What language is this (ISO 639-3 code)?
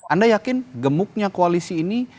ind